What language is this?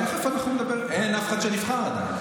Hebrew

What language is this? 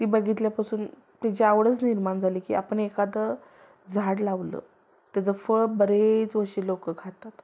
Marathi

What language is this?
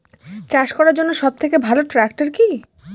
Bangla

